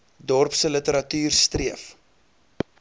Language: Afrikaans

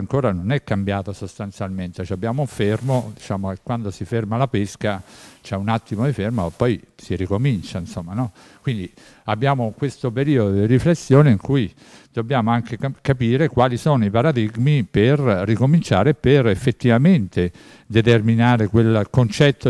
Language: Italian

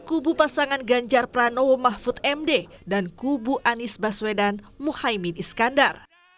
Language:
Indonesian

